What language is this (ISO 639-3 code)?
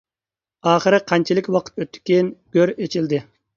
uig